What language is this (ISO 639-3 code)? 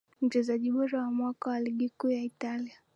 swa